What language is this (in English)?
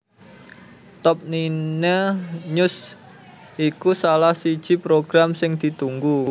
Javanese